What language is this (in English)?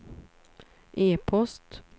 Swedish